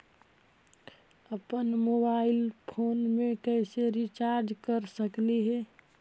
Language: Magahi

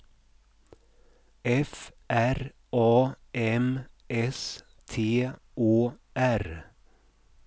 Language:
Swedish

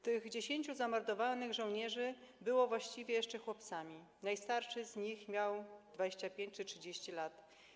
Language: Polish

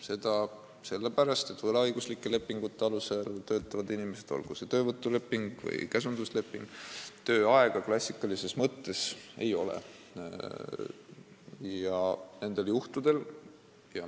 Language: Estonian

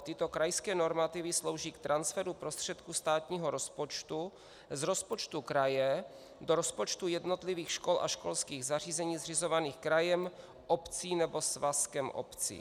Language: Czech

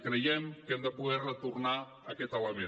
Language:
Catalan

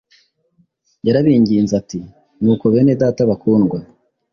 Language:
Kinyarwanda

